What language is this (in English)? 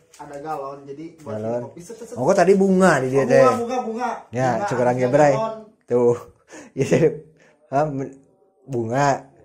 Indonesian